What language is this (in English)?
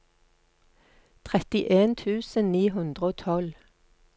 Norwegian